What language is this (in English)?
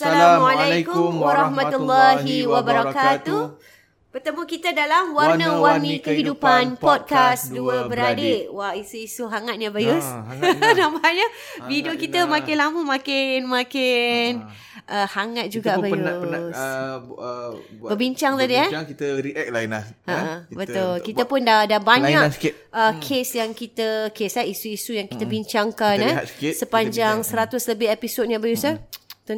Malay